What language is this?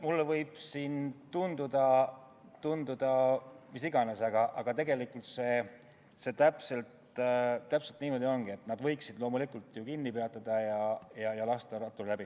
Estonian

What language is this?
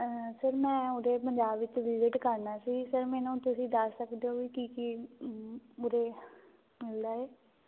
Punjabi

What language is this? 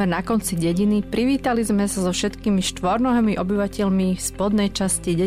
Slovak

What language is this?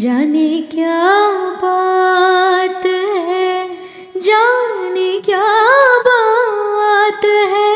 Hindi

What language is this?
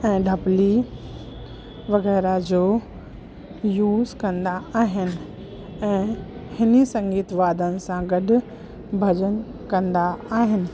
Sindhi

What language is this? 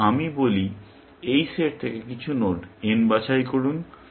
Bangla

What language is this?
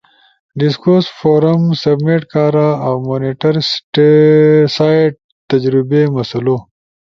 Ushojo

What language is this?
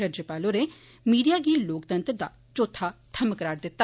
Dogri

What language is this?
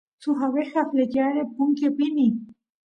Santiago del Estero Quichua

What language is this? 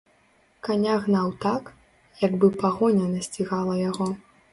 Belarusian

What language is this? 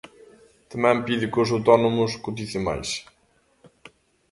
Galician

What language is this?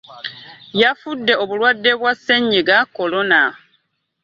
Ganda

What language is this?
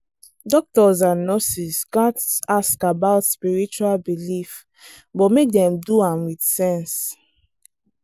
Nigerian Pidgin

